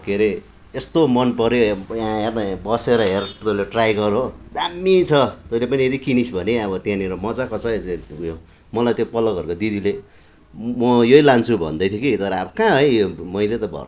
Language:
Nepali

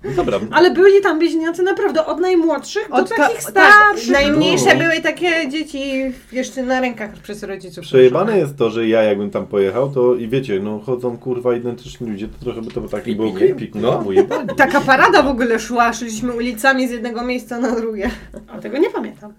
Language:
Polish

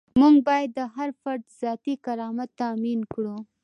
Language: Pashto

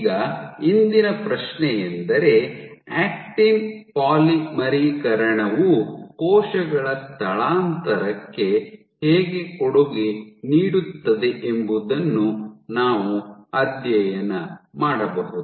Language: Kannada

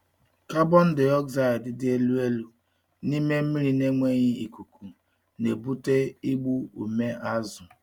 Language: Igbo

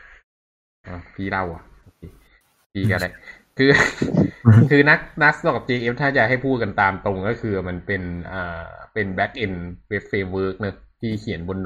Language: Thai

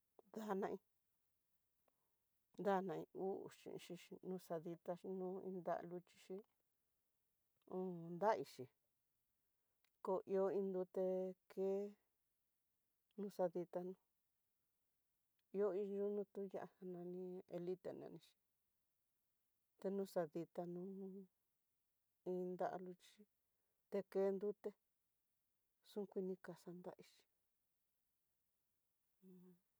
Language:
Tidaá Mixtec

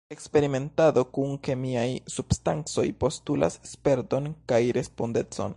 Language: Esperanto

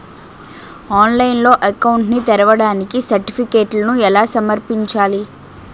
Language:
Telugu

